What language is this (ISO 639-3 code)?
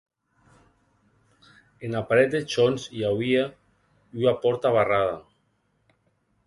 oci